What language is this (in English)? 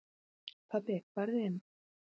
Icelandic